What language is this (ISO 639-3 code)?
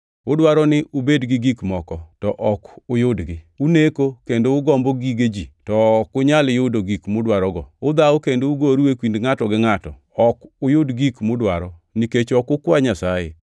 luo